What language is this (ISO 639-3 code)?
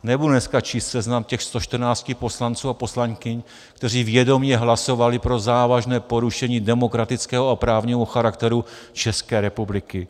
ces